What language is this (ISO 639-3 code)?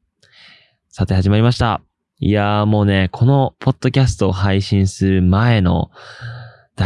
jpn